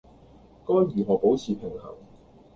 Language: Cantonese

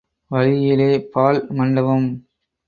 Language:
Tamil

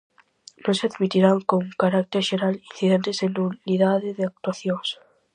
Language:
Galician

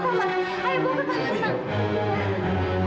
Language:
Indonesian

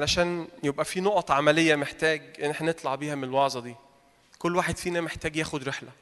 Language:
Arabic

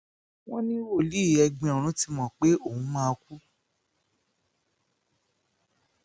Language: Yoruba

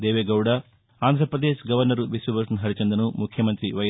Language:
Telugu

